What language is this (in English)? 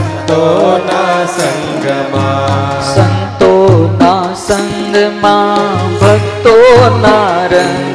Gujarati